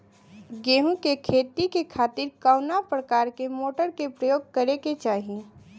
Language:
Bhojpuri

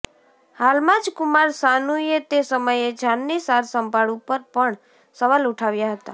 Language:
Gujarati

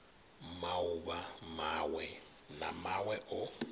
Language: Venda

